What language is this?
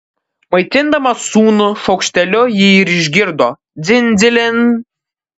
Lithuanian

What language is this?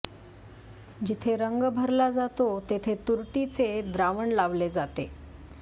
Marathi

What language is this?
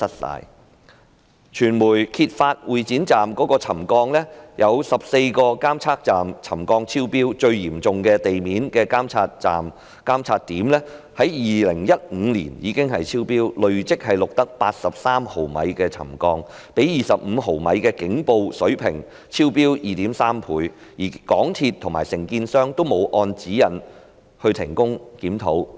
Cantonese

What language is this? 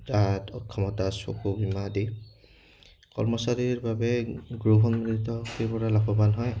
Assamese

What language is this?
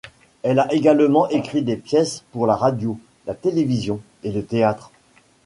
French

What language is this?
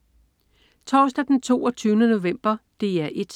Danish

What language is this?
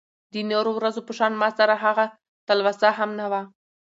Pashto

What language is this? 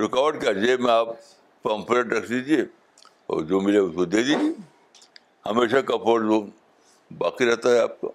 Urdu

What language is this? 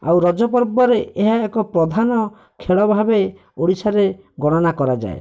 Odia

